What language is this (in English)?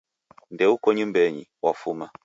Taita